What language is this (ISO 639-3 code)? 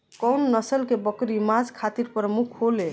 bho